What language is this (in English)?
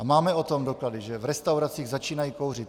Czech